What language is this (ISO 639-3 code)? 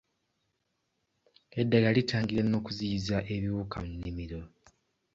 lug